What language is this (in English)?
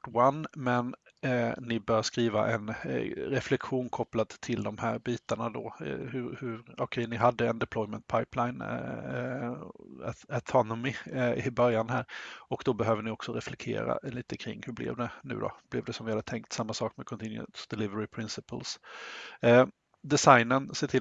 Swedish